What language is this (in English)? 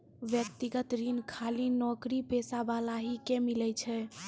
Maithili